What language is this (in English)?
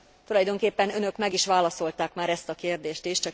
Hungarian